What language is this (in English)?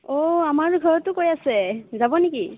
Assamese